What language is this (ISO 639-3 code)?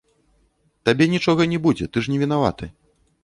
bel